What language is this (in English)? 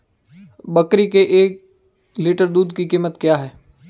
Hindi